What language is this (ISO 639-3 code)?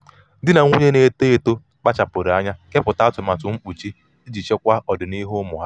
ibo